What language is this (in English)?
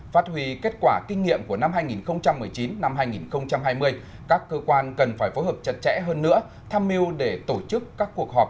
Vietnamese